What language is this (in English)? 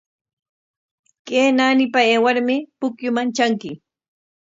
Corongo Ancash Quechua